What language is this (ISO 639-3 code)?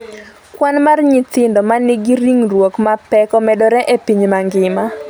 luo